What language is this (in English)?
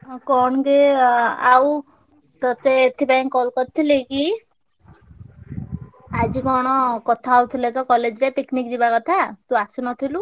Odia